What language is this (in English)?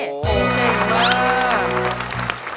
Thai